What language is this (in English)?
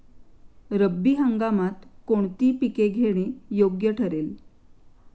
Marathi